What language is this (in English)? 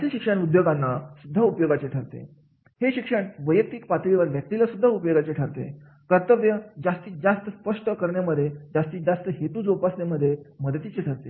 Marathi